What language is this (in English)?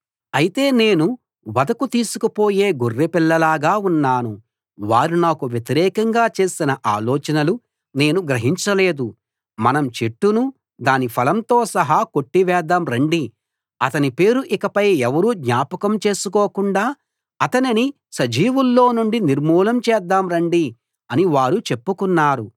Telugu